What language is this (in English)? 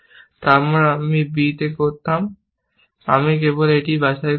Bangla